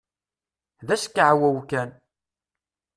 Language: Kabyle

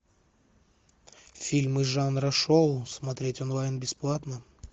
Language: Russian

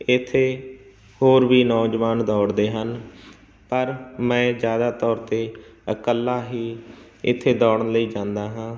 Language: Punjabi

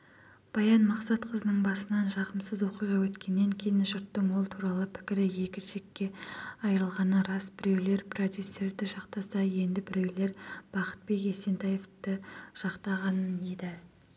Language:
Kazakh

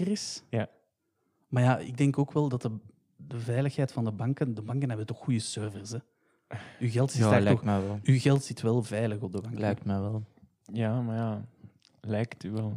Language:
Dutch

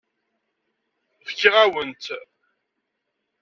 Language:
Kabyle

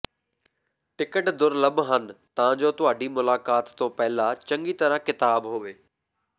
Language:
Punjabi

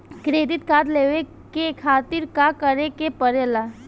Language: Bhojpuri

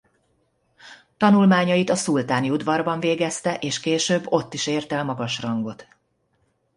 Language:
Hungarian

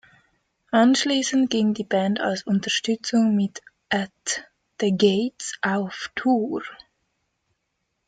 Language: German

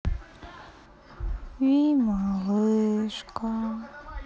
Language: Russian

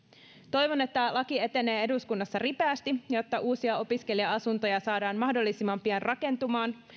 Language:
Finnish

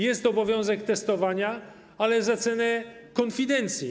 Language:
Polish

